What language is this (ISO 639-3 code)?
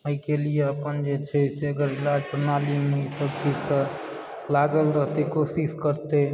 mai